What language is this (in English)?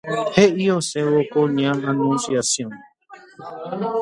Guarani